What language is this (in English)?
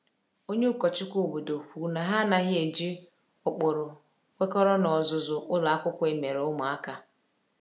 Igbo